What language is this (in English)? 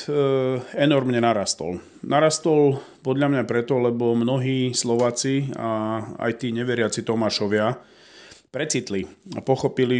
Slovak